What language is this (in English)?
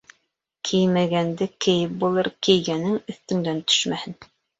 Bashkir